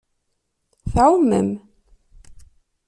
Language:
Kabyle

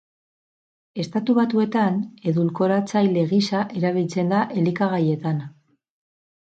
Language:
Basque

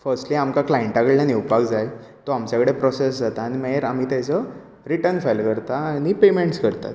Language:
Konkani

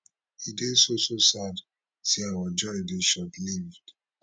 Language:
Nigerian Pidgin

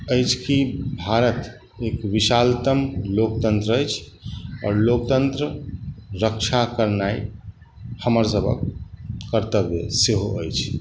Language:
Maithili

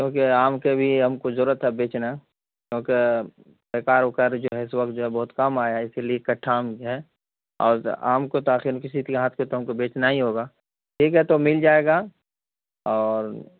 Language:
Urdu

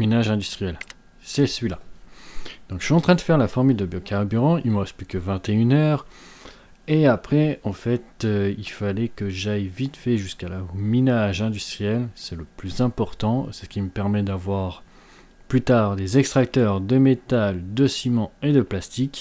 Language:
French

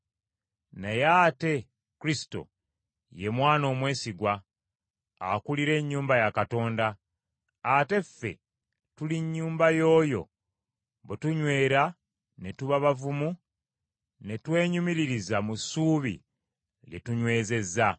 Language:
Ganda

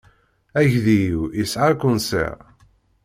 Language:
Kabyle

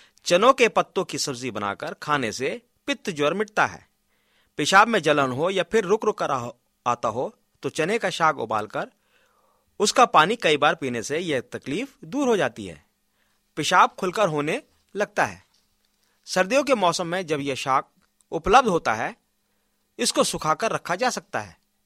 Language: Hindi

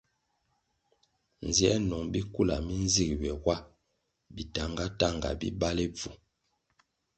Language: Kwasio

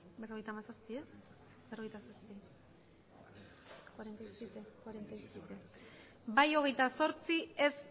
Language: Basque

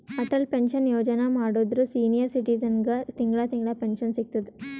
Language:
Kannada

